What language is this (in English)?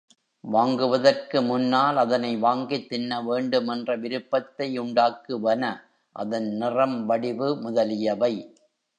Tamil